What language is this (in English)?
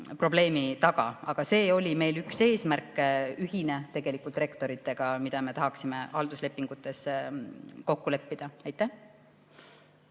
Estonian